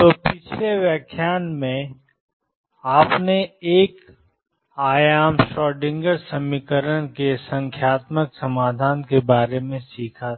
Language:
Hindi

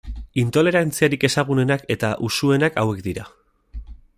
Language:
Basque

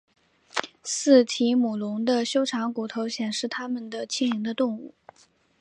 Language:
Chinese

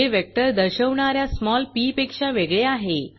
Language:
Marathi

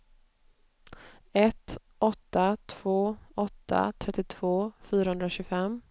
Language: Swedish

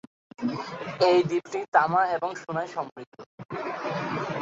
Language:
Bangla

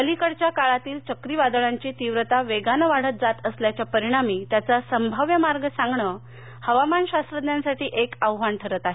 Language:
Marathi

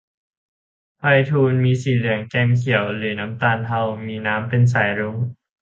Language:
Thai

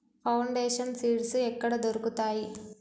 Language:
Telugu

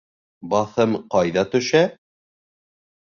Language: Bashkir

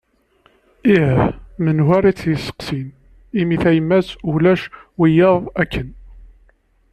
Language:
Kabyle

